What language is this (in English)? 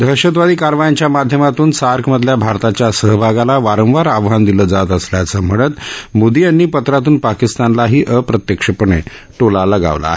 Marathi